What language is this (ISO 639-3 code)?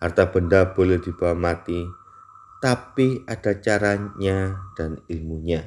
ind